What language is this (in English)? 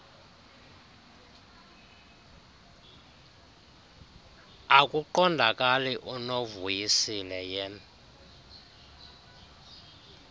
Xhosa